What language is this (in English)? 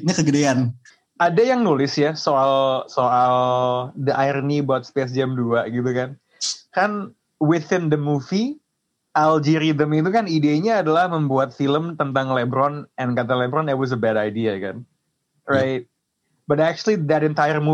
Indonesian